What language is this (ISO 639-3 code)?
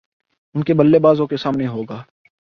urd